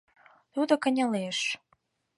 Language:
Mari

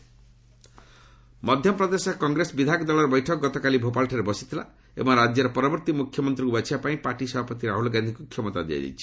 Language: Odia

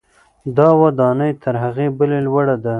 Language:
Pashto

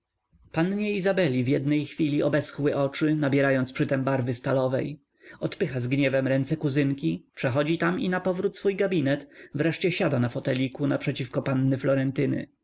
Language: Polish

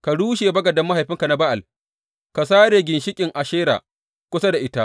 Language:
Hausa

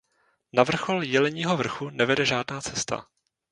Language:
Czech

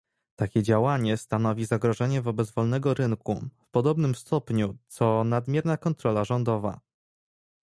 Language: Polish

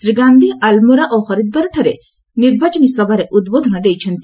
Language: Odia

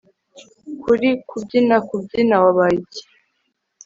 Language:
Kinyarwanda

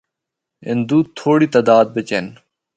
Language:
Northern Hindko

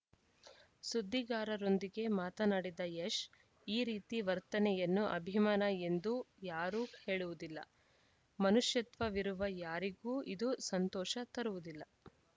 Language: Kannada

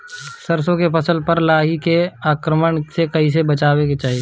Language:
Bhojpuri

